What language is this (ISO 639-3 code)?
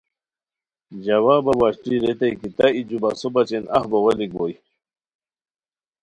khw